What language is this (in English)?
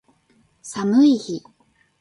Japanese